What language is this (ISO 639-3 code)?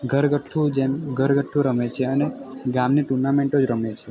guj